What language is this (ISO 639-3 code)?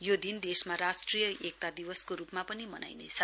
nep